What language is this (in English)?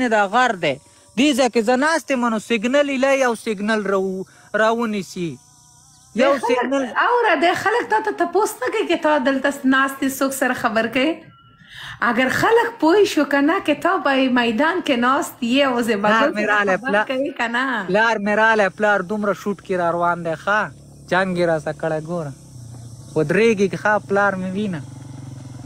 Arabic